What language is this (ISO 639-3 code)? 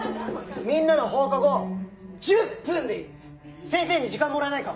jpn